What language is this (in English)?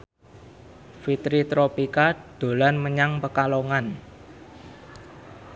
Javanese